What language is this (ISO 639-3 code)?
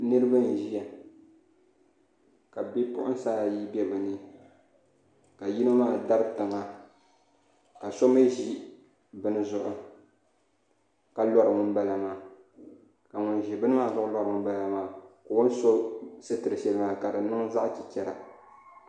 dag